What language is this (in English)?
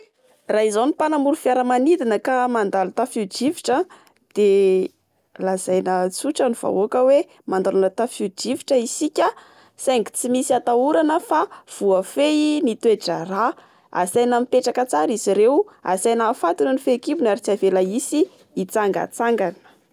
Malagasy